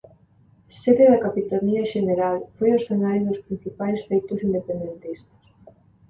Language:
Galician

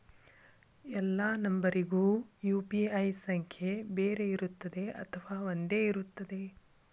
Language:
Kannada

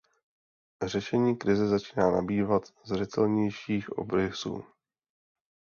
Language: Czech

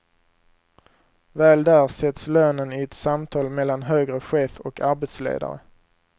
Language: Swedish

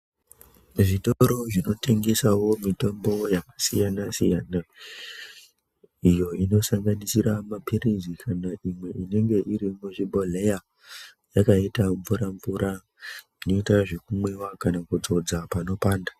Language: Ndau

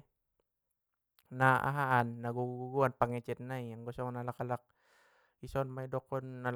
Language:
Batak Mandailing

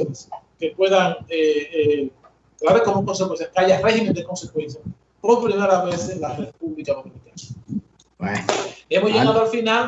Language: Spanish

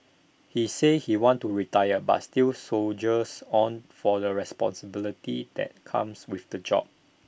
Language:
English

